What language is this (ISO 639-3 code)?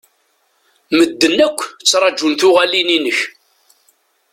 kab